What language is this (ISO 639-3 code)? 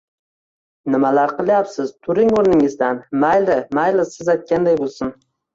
uzb